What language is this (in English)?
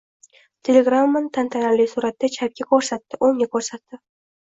Uzbek